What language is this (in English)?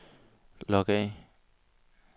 Danish